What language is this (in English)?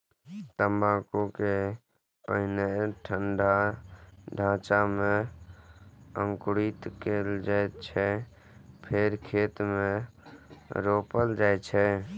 Maithili